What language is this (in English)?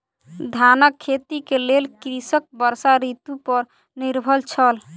Maithili